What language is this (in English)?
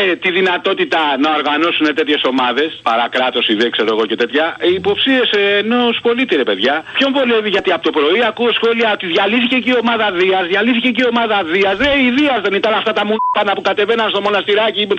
Greek